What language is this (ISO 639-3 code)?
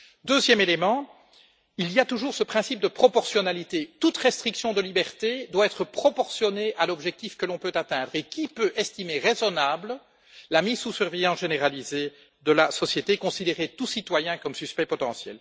fra